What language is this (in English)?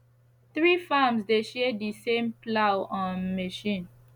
Nigerian Pidgin